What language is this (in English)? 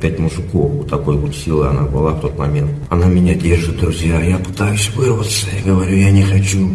Russian